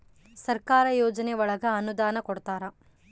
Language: Kannada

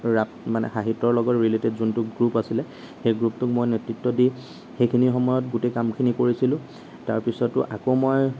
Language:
Assamese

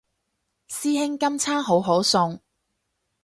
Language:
Cantonese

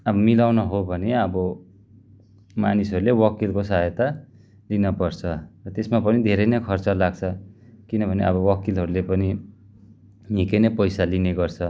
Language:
Nepali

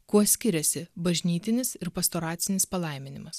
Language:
Lithuanian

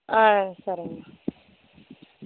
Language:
Tamil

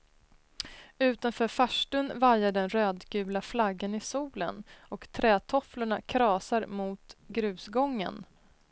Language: Swedish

